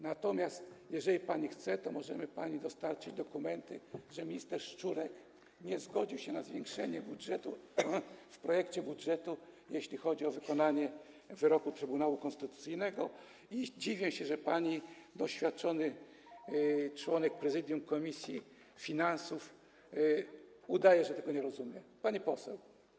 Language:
Polish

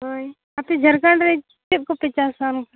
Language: Santali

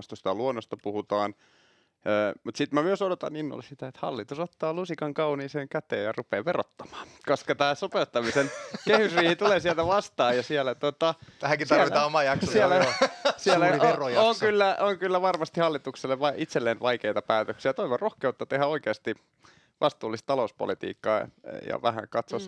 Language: Finnish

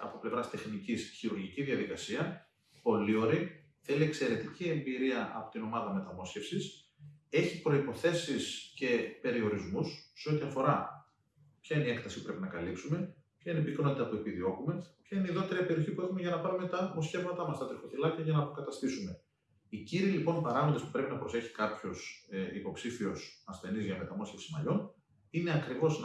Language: Greek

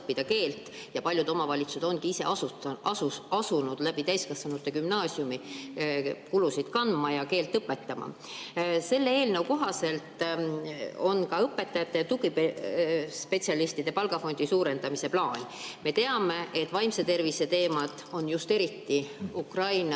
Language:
Estonian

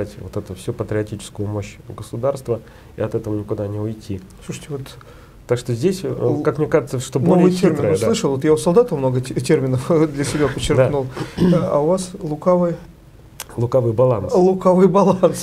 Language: Russian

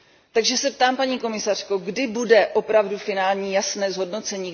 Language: Czech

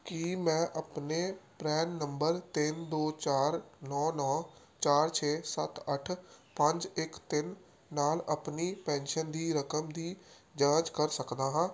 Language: Punjabi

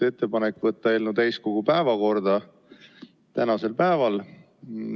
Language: Estonian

